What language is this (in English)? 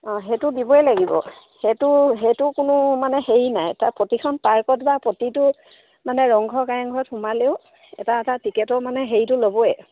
Assamese